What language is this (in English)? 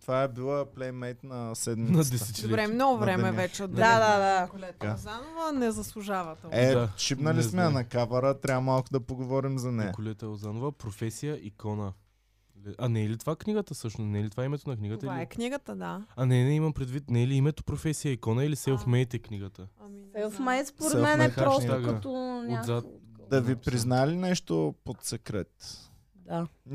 Bulgarian